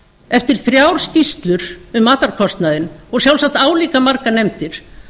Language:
Icelandic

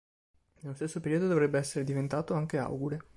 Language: Italian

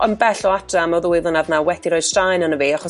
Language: Welsh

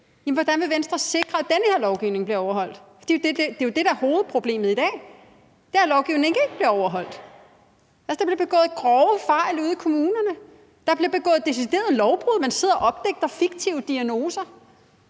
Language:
Danish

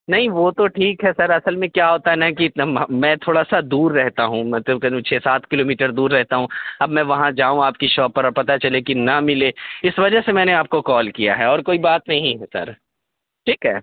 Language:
Urdu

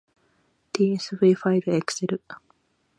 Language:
Japanese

